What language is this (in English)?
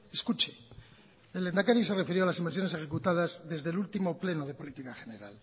Spanish